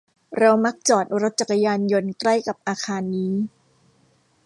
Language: Thai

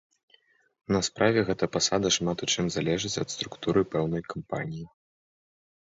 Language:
Belarusian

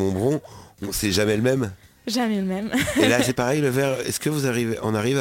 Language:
French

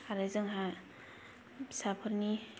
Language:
Bodo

